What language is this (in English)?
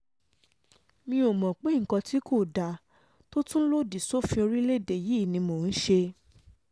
Yoruba